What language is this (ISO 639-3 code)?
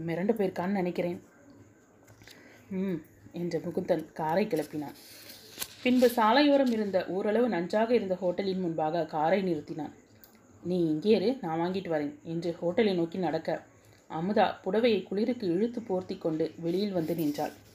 tam